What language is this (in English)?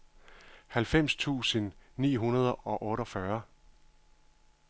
Danish